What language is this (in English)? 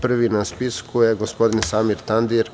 Serbian